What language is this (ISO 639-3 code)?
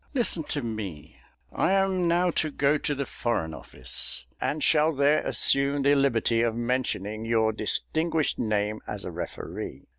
eng